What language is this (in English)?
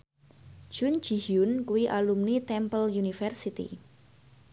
Javanese